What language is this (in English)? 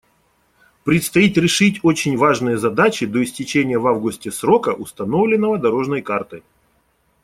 Russian